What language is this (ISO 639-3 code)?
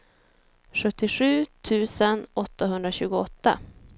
swe